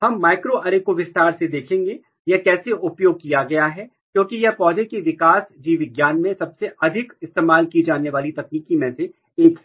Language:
Hindi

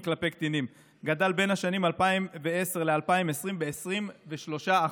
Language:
Hebrew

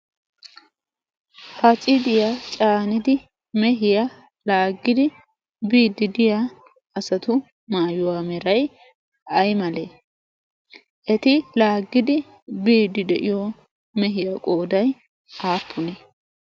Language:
Wolaytta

